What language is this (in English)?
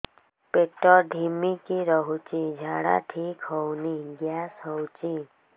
Odia